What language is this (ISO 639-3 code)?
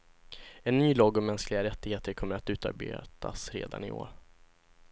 swe